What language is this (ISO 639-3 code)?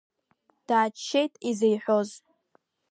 abk